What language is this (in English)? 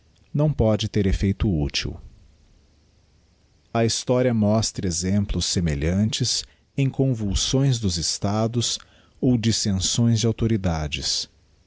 Portuguese